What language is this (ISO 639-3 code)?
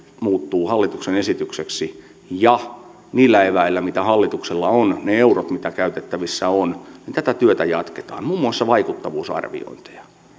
fin